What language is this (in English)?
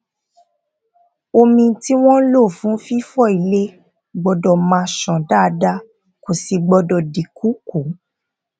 Yoruba